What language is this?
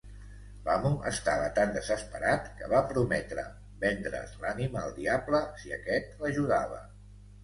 Catalan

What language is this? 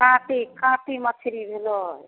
Maithili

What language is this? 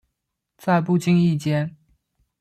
Chinese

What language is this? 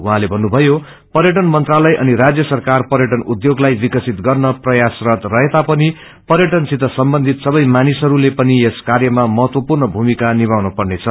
Nepali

